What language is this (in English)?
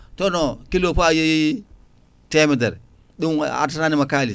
Fula